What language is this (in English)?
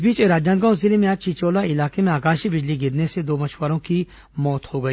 Hindi